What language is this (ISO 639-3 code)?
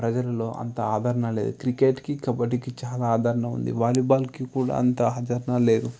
tel